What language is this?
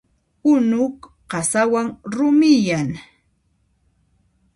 Puno Quechua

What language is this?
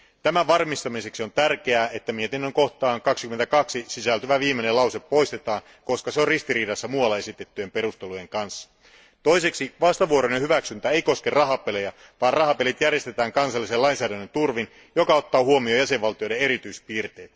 Finnish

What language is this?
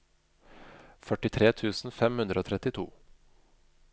Norwegian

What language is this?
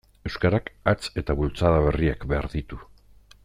Basque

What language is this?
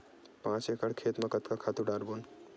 Chhattisgarhi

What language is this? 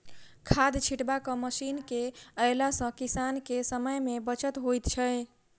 Maithili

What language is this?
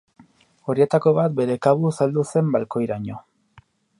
Basque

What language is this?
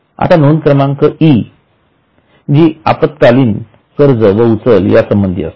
Marathi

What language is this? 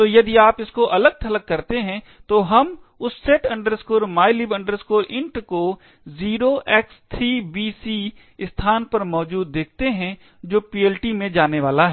Hindi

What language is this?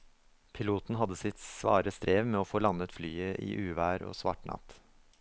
Norwegian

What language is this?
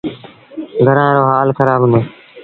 Sindhi Bhil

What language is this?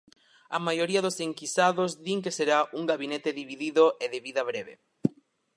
Galician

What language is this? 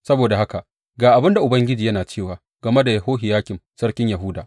Hausa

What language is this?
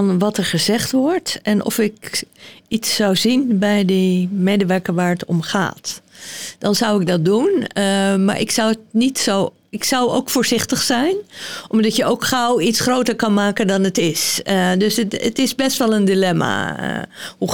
Dutch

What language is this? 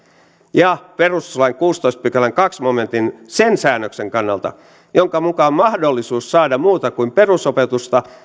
Finnish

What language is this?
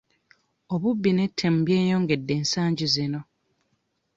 Ganda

